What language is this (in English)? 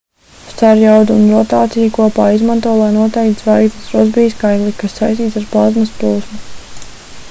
Latvian